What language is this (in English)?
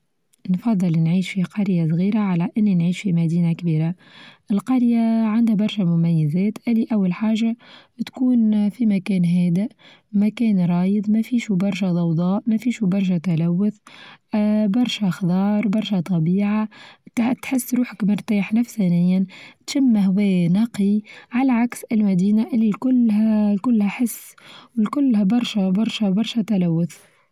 Tunisian Arabic